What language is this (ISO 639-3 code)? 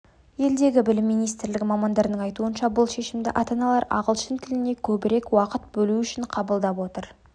kaz